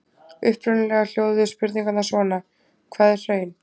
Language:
Icelandic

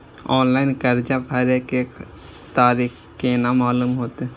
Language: Maithili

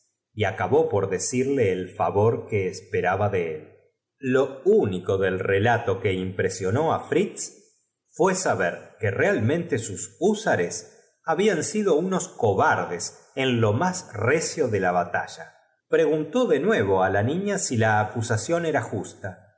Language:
Spanish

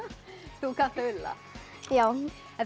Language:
Icelandic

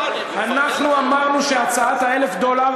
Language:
Hebrew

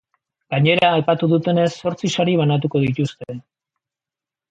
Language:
Basque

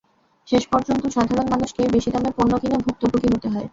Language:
Bangla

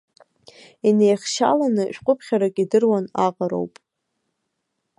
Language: Abkhazian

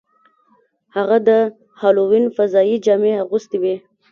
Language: Pashto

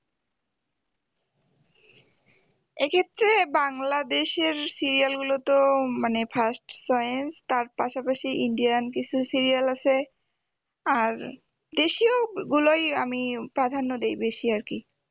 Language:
Bangla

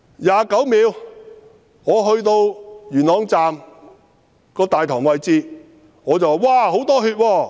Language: Cantonese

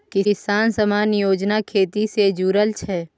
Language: Maithili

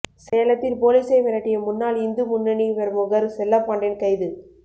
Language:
Tamil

